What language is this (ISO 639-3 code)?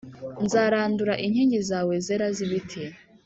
kin